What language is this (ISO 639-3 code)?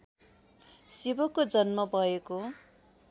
nep